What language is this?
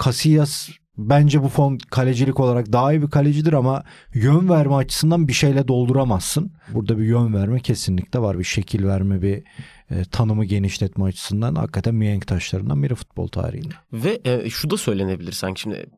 Turkish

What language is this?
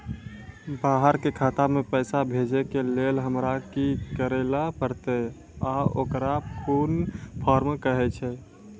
Maithili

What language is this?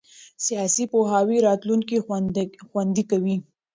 Pashto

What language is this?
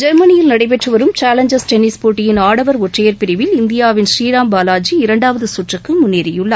Tamil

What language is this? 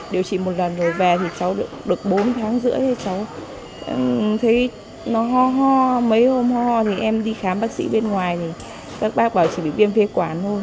Vietnamese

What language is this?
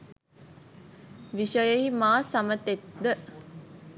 Sinhala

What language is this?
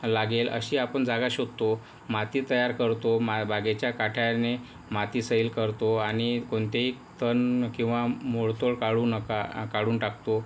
Marathi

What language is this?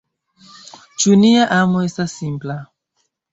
Esperanto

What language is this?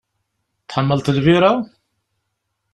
Kabyle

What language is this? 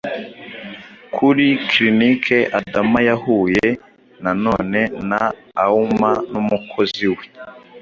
Kinyarwanda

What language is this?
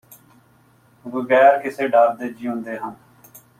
Punjabi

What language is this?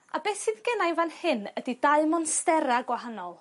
Welsh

